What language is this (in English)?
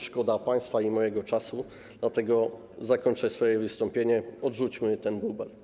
Polish